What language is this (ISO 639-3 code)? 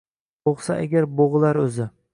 uzb